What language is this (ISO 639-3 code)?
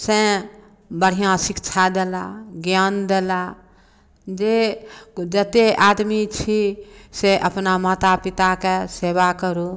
mai